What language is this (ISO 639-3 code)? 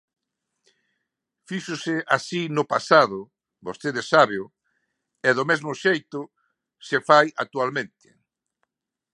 glg